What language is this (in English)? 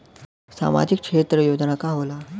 Bhojpuri